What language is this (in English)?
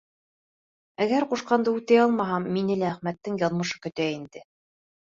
Bashkir